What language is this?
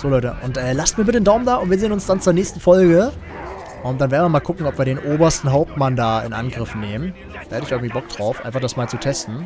German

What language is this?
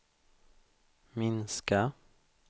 Swedish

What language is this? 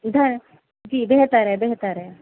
Urdu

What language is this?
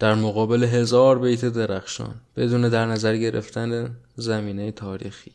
Persian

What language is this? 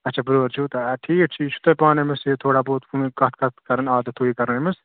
Kashmiri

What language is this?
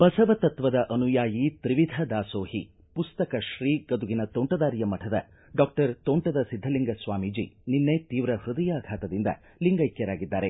Kannada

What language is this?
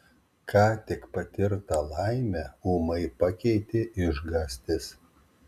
Lithuanian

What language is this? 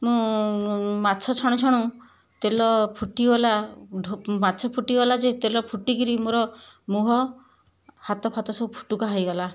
Odia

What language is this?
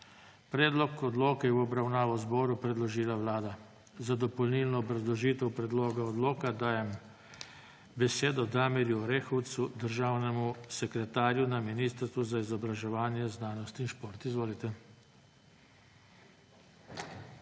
Slovenian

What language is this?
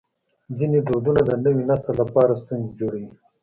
Pashto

